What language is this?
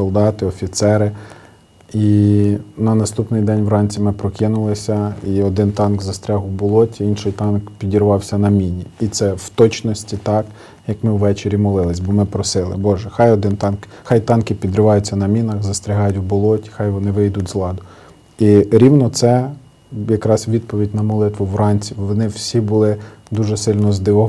Slovak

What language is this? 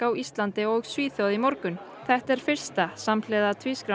Icelandic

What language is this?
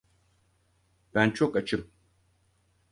Turkish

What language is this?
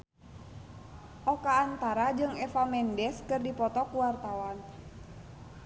Sundanese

